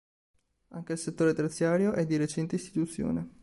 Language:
Italian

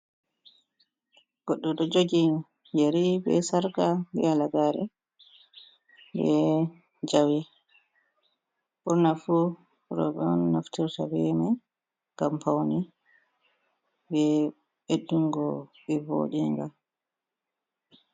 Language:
Fula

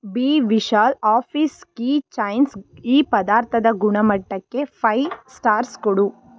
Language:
Kannada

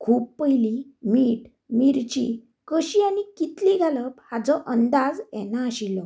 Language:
Konkani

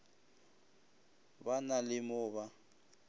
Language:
Northern Sotho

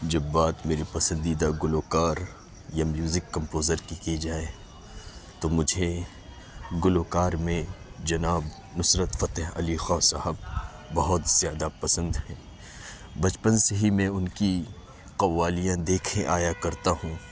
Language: Urdu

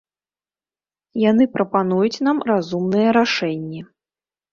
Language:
Belarusian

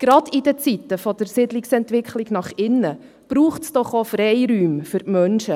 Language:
Swiss German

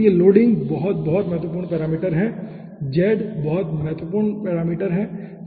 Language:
Hindi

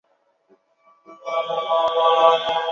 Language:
Chinese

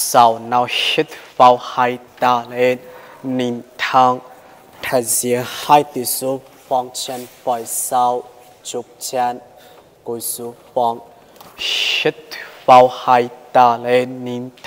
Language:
Thai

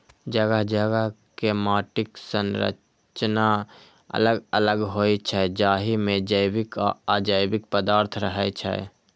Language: Maithili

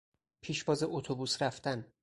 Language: Persian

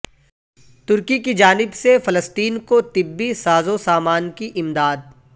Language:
Urdu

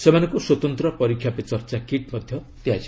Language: Odia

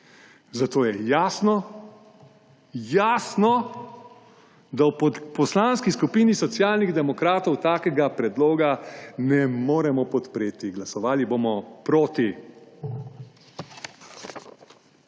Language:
Slovenian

